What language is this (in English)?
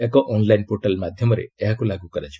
Odia